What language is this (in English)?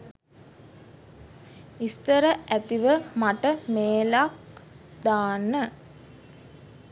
Sinhala